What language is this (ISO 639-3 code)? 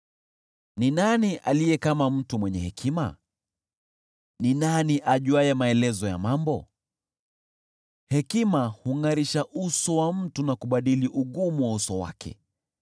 swa